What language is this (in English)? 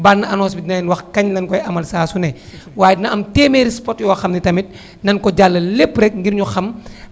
Wolof